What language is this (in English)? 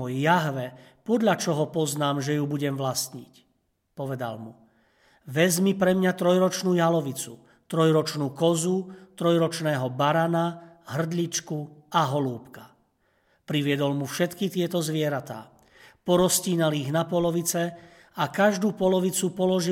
Slovak